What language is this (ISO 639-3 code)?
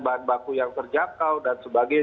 ind